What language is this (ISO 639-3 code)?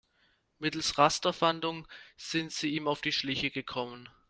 deu